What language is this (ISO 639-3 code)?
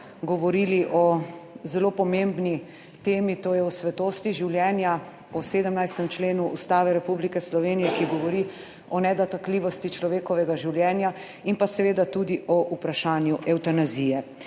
slv